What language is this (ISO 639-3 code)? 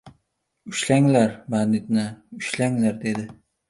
uzb